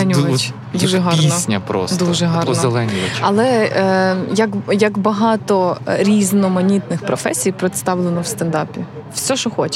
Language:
Ukrainian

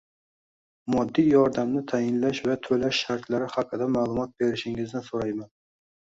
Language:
Uzbek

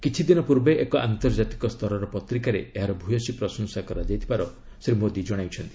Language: Odia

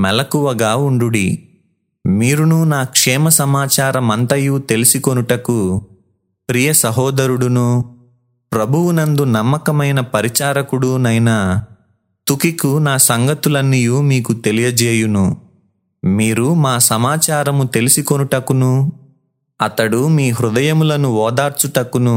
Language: Telugu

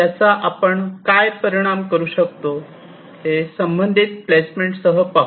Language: Marathi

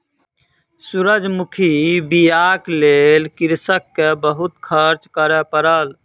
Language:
Maithili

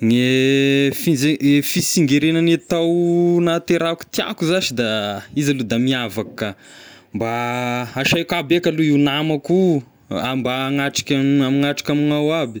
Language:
Tesaka Malagasy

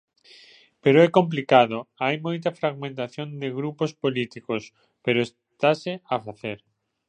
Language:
Galician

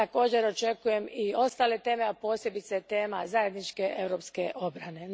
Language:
Croatian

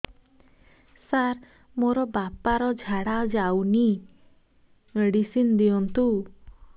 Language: Odia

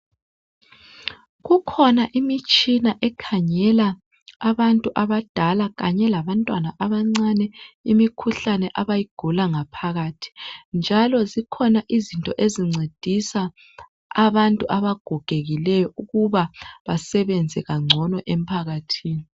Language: North Ndebele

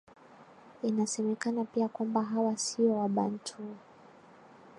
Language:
Swahili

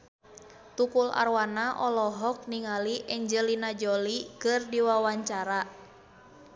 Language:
Sundanese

